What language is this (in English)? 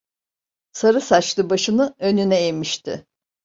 Turkish